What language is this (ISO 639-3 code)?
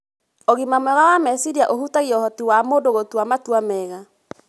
kik